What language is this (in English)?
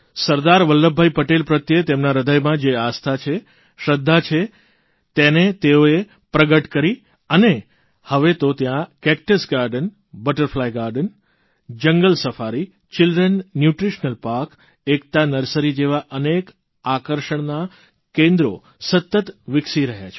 Gujarati